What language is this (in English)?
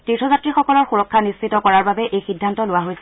Assamese